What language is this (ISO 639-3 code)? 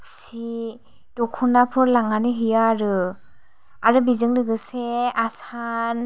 brx